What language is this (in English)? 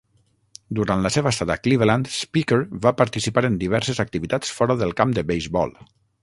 Catalan